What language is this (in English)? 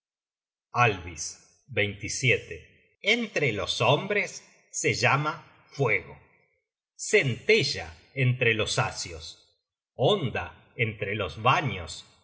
Spanish